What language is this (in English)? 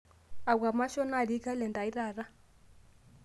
Masai